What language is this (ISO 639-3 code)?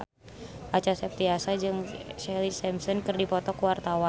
sun